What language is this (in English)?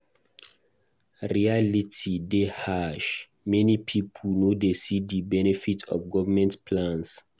Nigerian Pidgin